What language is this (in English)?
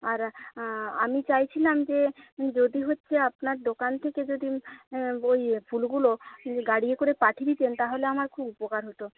Bangla